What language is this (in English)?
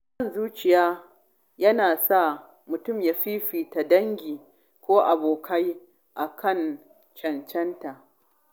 Hausa